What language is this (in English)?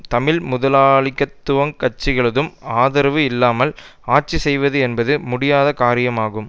Tamil